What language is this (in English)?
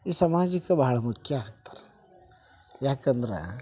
Kannada